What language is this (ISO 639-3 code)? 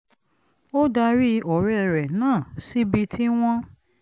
yor